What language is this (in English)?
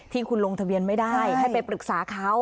Thai